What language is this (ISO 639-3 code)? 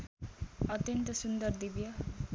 nep